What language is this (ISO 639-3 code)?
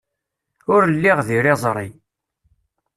kab